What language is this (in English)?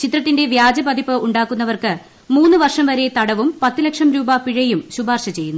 Malayalam